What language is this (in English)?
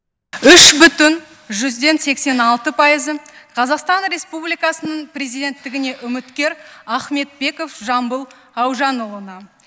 Kazakh